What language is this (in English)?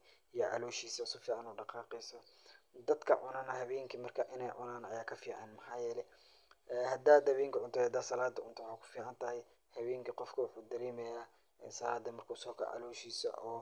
Somali